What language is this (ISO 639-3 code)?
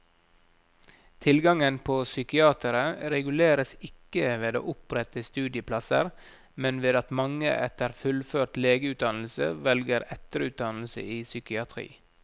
nor